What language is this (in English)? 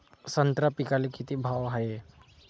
Marathi